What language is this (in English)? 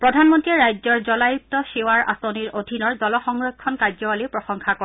Assamese